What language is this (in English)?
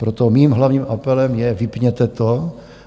Czech